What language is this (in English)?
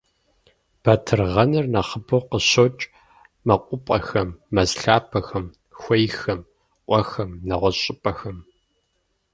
Kabardian